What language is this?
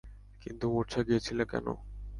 Bangla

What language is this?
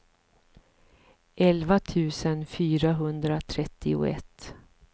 Swedish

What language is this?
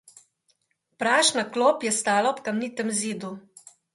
Slovenian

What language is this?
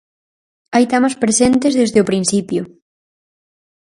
Galician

